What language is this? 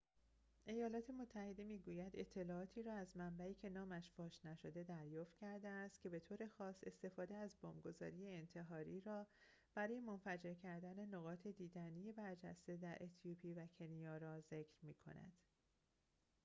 Persian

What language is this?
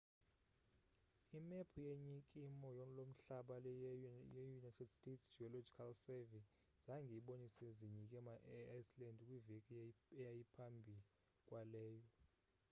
Xhosa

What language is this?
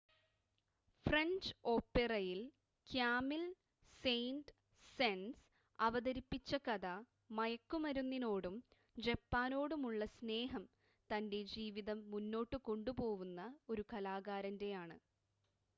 Malayalam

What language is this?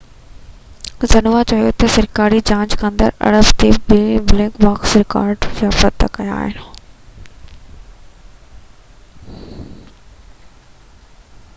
Sindhi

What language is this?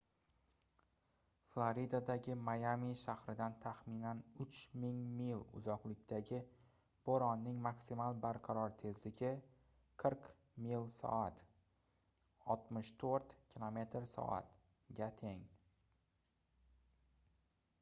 Uzbek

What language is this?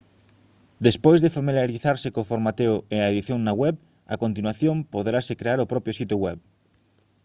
Galician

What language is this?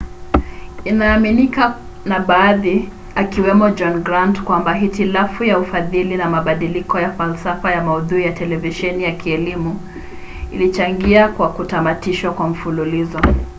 Swahili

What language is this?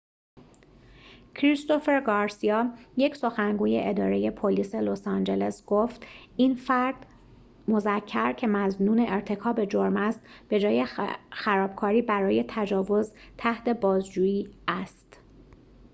Persian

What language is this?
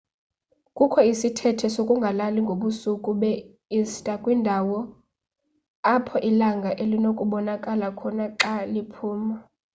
Xhosa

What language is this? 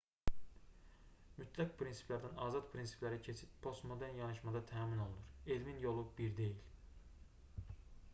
Azerbaijani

